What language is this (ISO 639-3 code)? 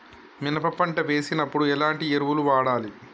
tel